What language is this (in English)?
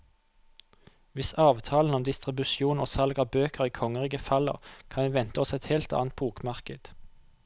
Norwegian